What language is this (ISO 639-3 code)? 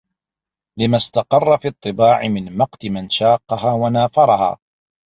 ara